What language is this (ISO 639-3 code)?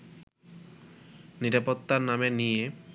ben